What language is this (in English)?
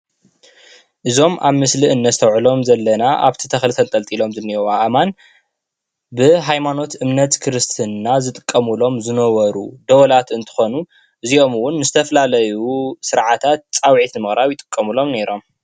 Tigrinya